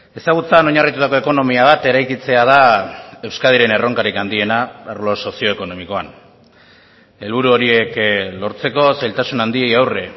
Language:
Basque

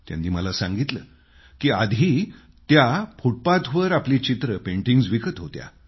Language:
Marathi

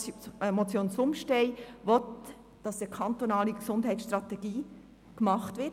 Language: Swiss German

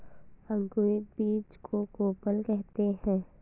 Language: Hindi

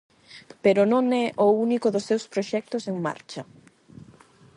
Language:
Galician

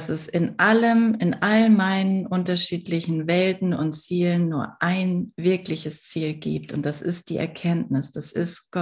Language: German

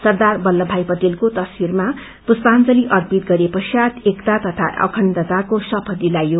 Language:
Nepali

